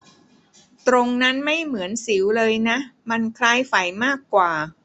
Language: Thai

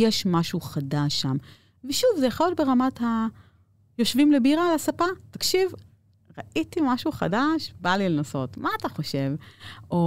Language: Hebrew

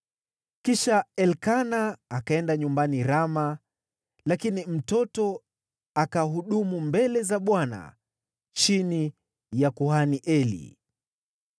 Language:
Swahili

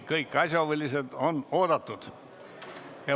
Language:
Estonian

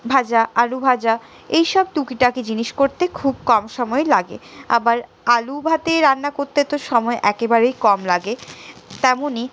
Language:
Bangla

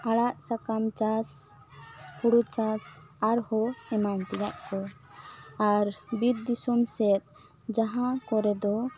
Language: Santali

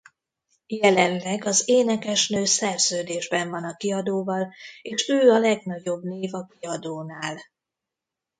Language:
Hungarian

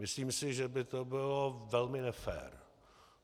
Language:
Czech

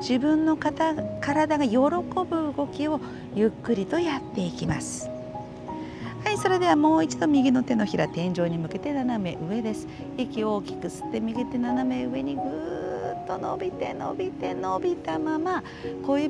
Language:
Japanese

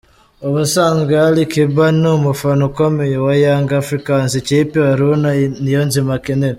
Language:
Kinyarwanda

